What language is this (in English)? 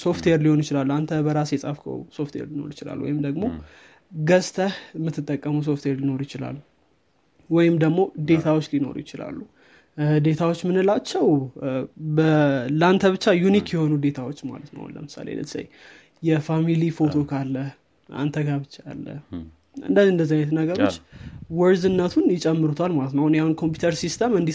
Amharic